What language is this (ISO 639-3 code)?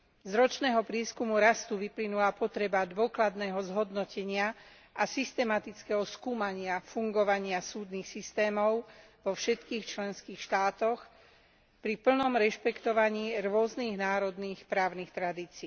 slk